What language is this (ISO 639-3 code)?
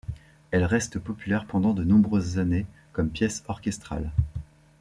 fra